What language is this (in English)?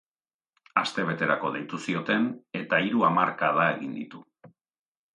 Basque